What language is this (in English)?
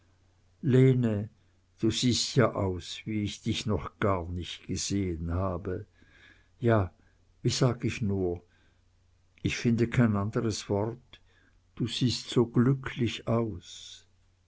German